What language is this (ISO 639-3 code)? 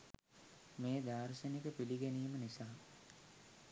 sin